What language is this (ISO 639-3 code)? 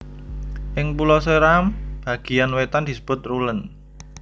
jav